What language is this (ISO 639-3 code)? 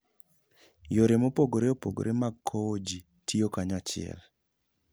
luo